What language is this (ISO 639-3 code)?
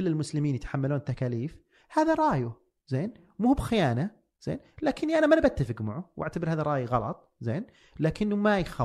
ara